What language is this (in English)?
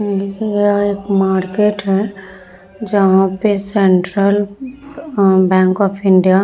Hindi